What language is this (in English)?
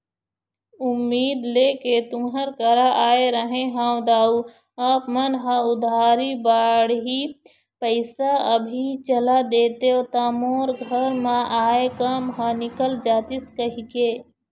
Chhattisgarhi